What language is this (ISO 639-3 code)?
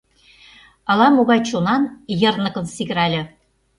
chm